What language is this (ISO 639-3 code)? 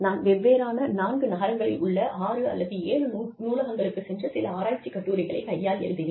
tam